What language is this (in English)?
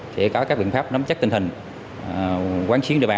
Vietnamese